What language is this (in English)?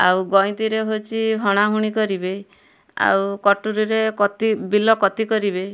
Odia